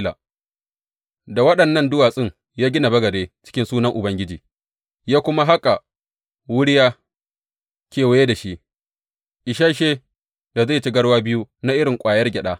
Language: Hausa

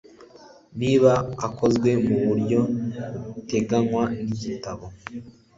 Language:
Kinyarwanda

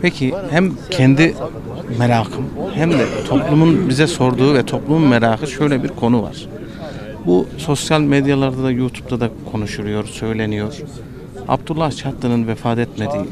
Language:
Turkish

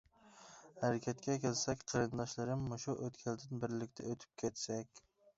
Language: Uyghur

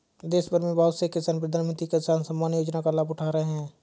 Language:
Hindi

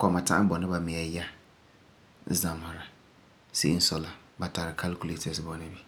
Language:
Frafra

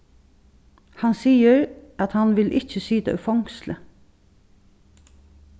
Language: Faroese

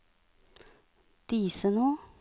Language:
Norwegian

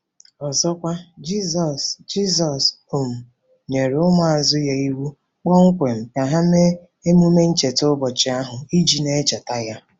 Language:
Igbo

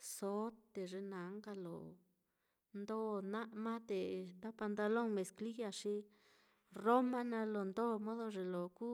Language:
Mitlatongo Mixtec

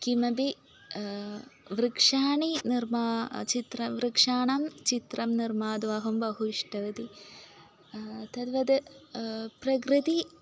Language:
Sanskrit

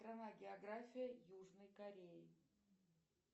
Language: Russian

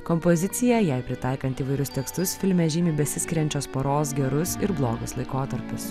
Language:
Lithuanian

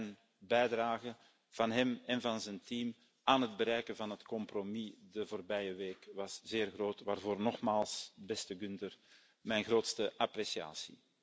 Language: Dutch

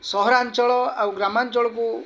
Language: Odia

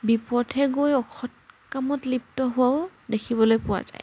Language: Assamese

